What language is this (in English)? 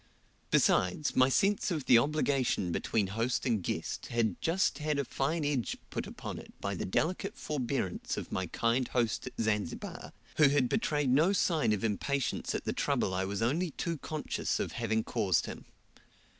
English